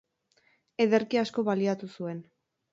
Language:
Basque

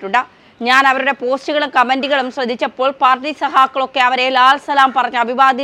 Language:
Malayalam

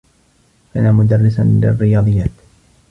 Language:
Arabic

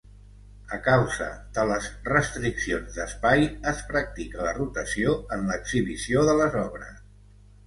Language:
Catalan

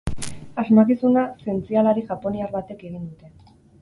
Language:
Basque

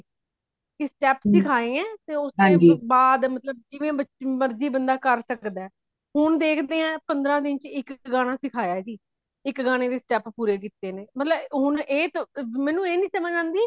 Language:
Punjabi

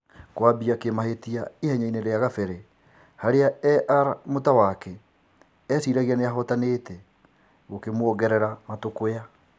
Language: Kikuyu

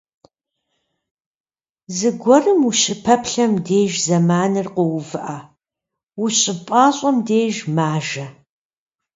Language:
Kabardian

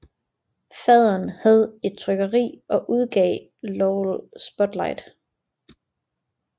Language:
Danish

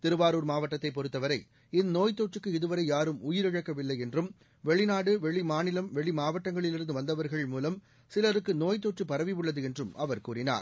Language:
Tamil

